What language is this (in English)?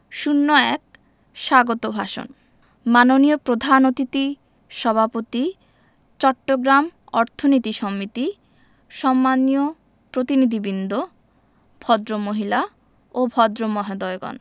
Bangla